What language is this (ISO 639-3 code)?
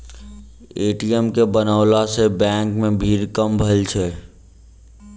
mai